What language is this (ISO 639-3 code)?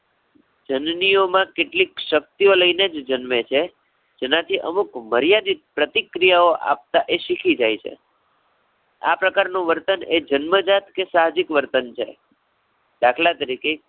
guj